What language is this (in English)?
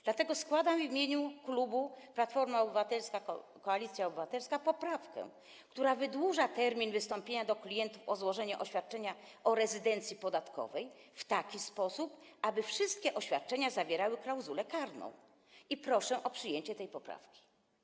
Polish